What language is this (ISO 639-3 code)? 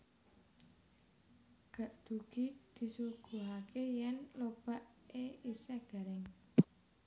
jav